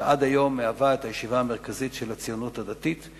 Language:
Hebrew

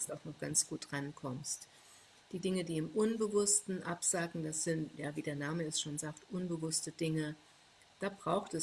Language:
German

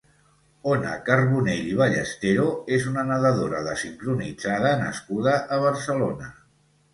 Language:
Catalan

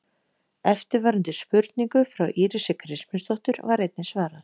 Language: Icelandic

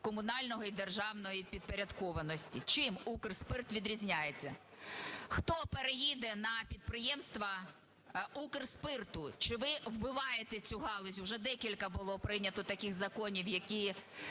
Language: Ukrainian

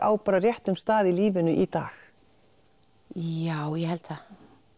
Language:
Icelandic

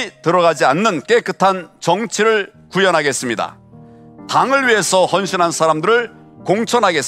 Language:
Korean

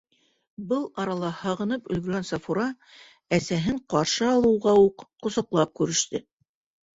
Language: Bashkir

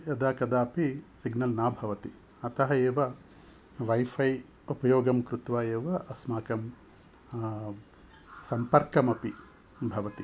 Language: Sanskrit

